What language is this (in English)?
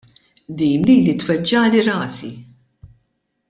Maltese